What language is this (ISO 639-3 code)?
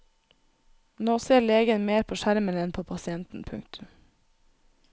nor